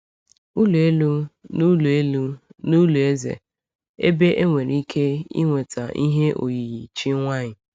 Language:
Igbo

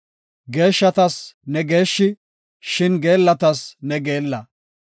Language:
Gofa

